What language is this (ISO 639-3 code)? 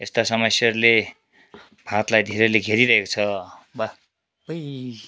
nep